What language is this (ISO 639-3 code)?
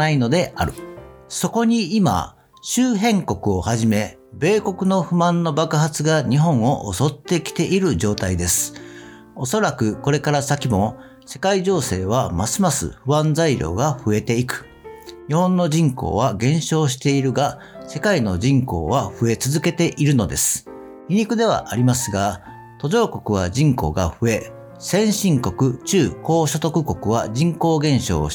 jpn